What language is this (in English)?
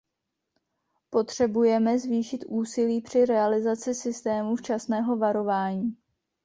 Czech